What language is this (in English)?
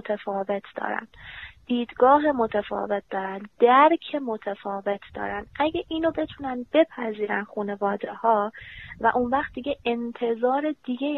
Persian